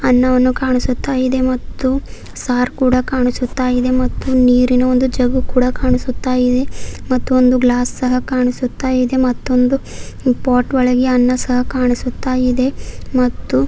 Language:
Kannada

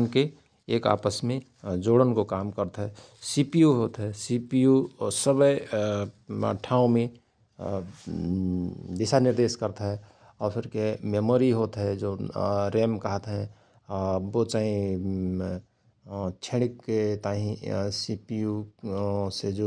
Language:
Rana Tharu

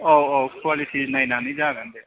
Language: Bodo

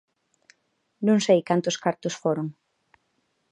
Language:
Galician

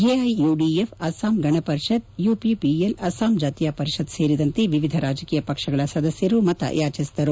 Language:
Kannada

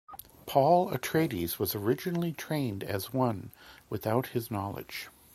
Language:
English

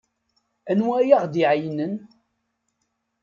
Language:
Kabyle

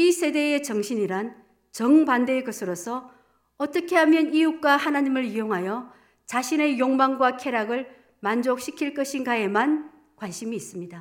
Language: Korean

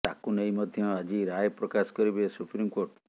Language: Odia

